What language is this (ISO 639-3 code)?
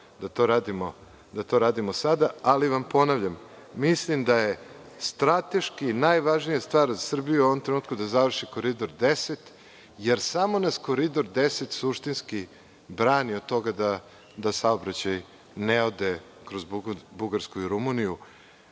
srp